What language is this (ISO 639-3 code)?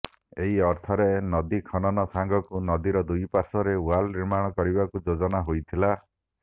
ori